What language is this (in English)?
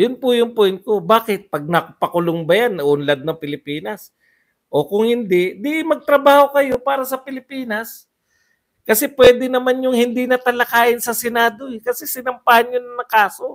Filipino